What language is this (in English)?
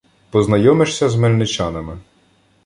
Ukrainian